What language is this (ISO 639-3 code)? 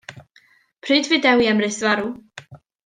cym